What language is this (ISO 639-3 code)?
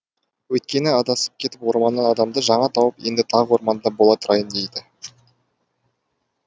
kaz